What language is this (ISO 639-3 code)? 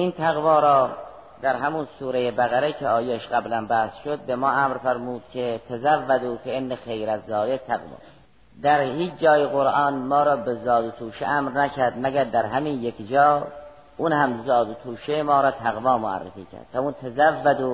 fas